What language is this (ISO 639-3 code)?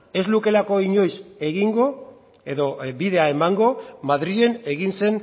eus